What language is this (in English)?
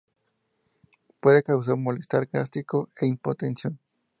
Spanish